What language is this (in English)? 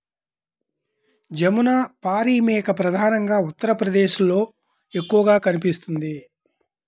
Telugu